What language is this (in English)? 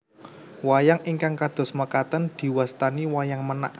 Javanese